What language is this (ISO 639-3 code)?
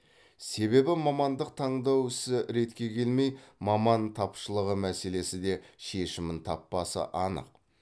kaz